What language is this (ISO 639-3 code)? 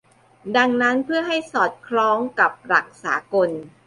tha